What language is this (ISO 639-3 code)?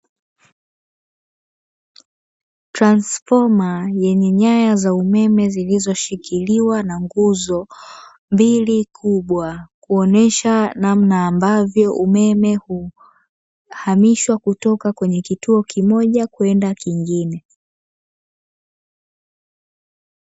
swa